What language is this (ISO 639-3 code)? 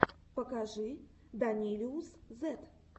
rus